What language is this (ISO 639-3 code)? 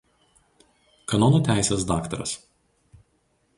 lit